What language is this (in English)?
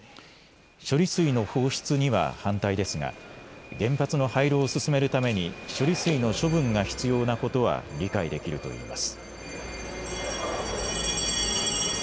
Japanese